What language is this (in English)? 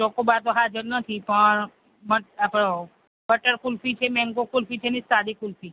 Gujarati